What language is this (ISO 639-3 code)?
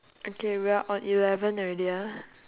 eng